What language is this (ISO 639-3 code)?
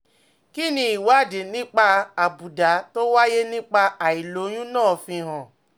yor